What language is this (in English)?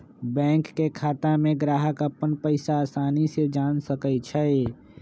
Magahi